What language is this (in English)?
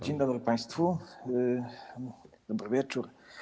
Polish